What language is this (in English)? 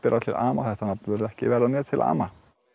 Icelandic